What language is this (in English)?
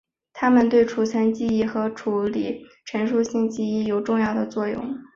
Chinese